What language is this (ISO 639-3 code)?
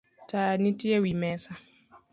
luo